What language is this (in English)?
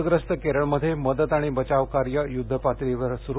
Marathi